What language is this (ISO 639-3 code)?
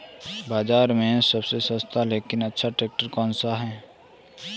hin